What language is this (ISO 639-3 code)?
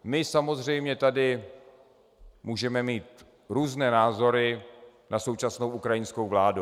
ces